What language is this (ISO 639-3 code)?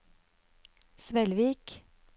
nor